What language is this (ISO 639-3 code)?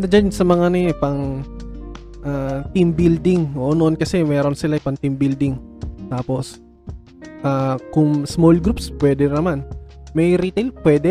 fil